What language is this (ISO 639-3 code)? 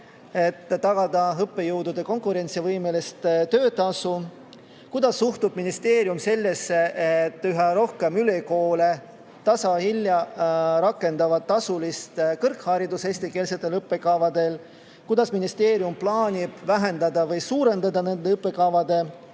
est